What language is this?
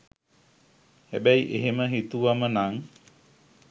Sinhala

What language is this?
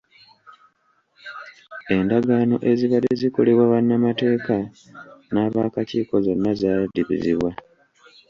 Ganda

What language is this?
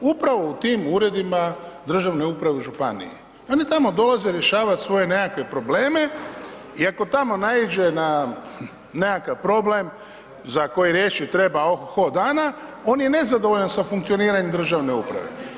Croatian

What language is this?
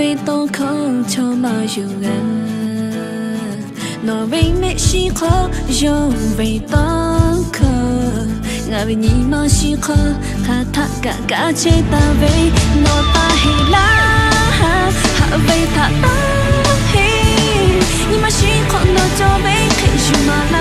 Thai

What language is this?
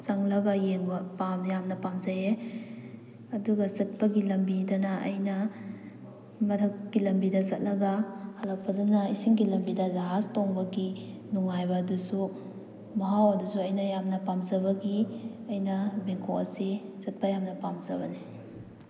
Manipuri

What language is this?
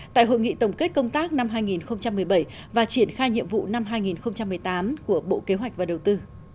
Vietnamese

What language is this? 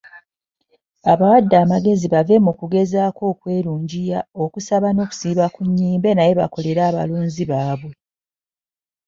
Ganda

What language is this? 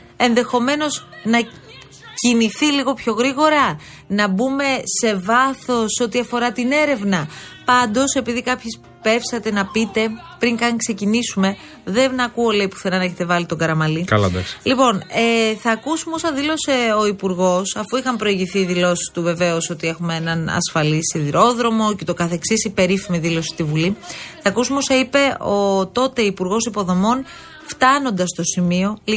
Greek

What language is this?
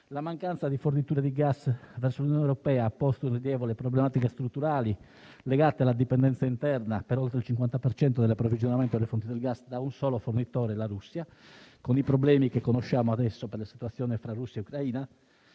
Italian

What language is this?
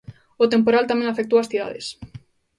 Galician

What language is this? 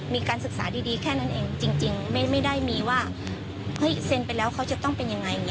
Thai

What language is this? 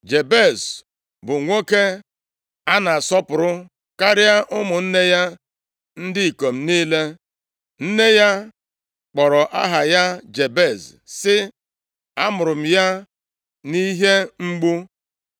Igbo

